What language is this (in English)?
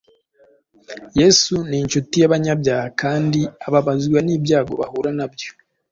Kinyarwanda